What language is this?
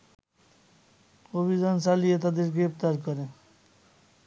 Bangla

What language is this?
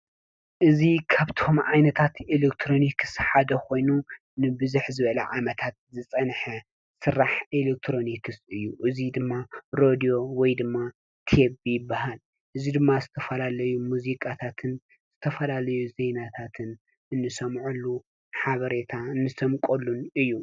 Tigrinya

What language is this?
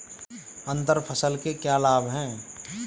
Hindi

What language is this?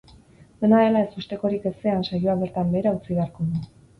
Basque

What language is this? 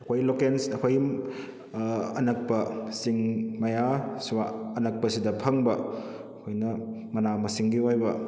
Manipuri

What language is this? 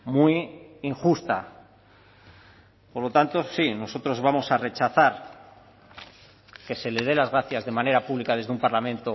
Spanish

